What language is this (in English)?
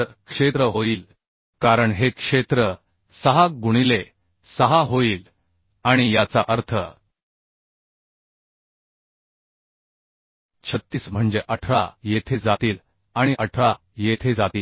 Marathi